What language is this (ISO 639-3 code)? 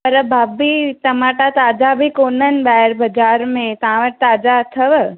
snd